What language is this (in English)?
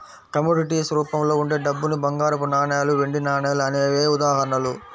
Telugu